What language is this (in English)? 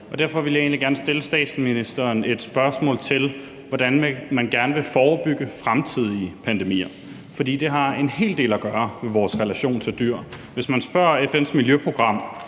Danish